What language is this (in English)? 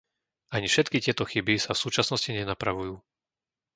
Slovak